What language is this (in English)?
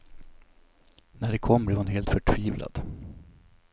Swedish